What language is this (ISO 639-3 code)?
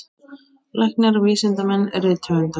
isl